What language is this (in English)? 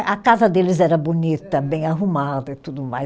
Portuguese